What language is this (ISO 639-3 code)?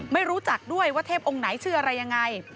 tha